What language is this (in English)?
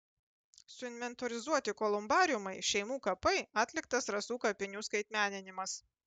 Lithuanian